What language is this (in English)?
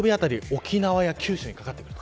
Japanese